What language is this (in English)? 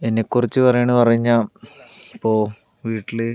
Malayalam